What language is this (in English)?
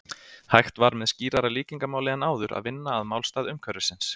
Icelandic